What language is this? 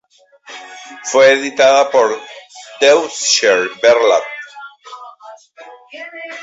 Spanish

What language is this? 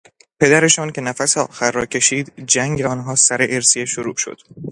Persian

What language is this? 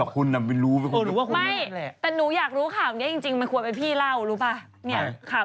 Thai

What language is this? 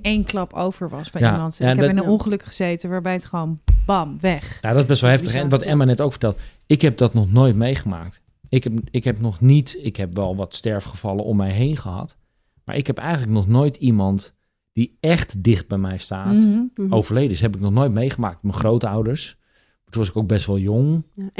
Dutch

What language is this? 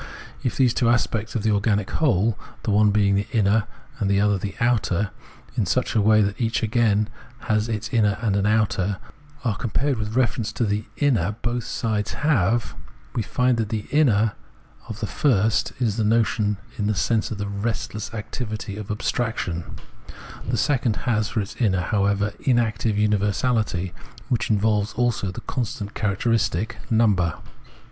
English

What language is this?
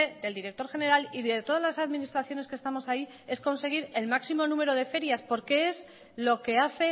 Spanish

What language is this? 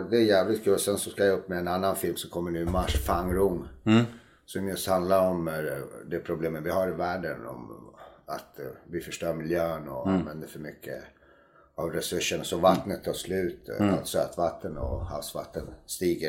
Swedish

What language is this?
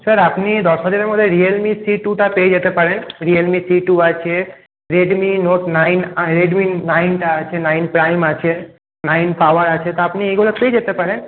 Bangla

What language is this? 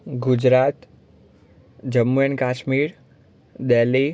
Gujarati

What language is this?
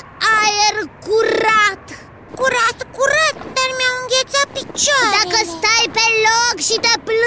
Romanian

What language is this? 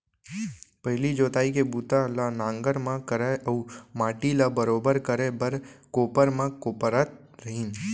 Chhattisgarhi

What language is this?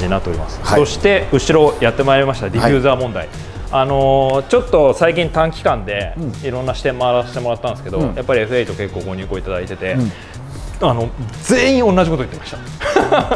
Japanese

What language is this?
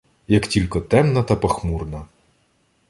Ukrainian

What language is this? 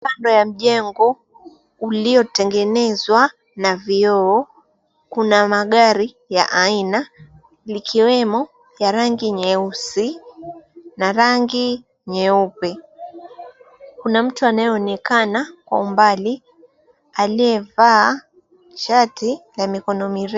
Swahili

